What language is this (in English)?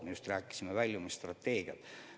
Estonian